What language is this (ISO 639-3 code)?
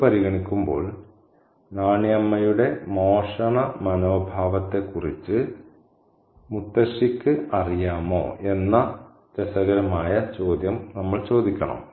mal